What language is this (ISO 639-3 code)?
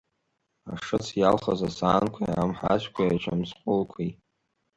abk